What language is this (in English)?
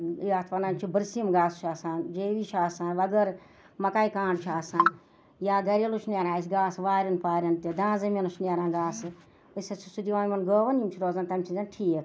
Kashmiri